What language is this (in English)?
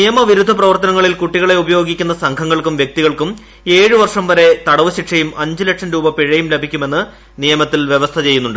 Malayalam